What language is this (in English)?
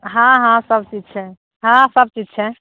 Maithili